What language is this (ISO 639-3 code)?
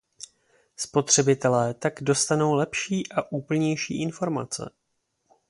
ces